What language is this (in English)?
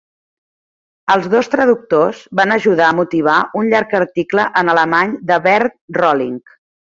Catalan